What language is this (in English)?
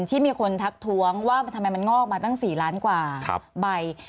Thai